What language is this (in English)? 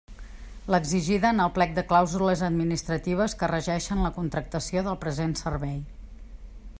Catalan